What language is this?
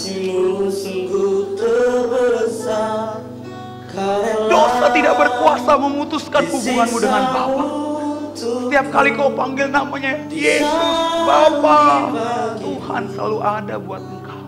Indonesian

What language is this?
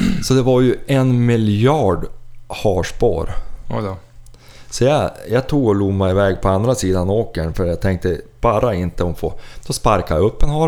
Swedish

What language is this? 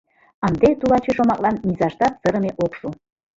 Mari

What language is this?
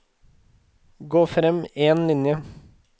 Norwegian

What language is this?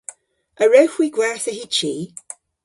Cornish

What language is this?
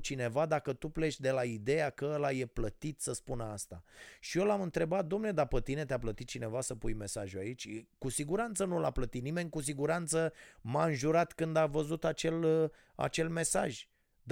Romanian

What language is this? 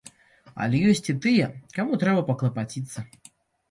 Belarusian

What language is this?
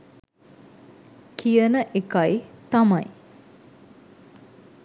Sinhala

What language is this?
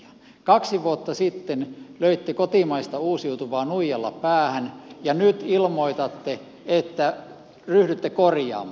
Finnish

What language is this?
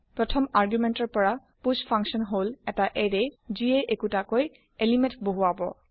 Assamese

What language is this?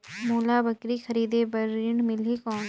Chhattisgarhi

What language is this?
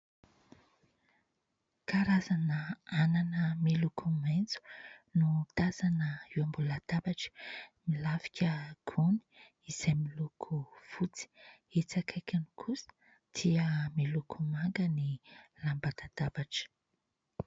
Malagasy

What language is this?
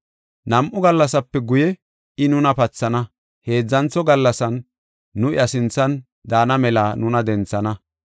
Gofa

